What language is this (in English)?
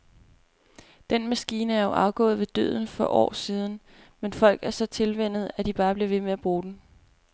Danish